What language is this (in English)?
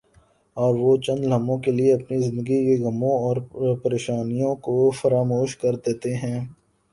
Urdu